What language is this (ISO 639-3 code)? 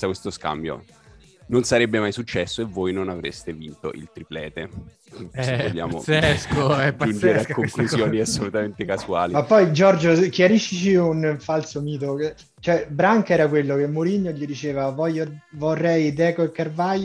ita